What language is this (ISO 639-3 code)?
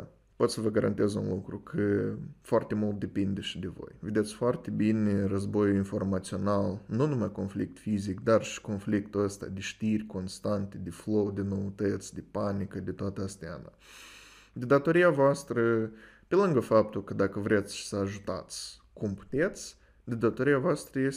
ron